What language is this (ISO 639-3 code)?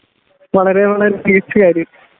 mal